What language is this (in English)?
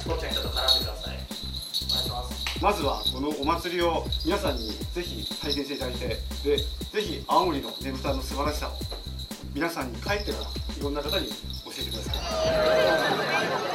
Japanese